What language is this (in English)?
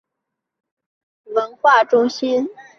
Chinese